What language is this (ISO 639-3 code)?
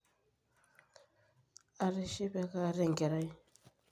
mas